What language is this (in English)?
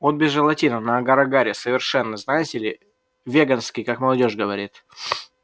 Russian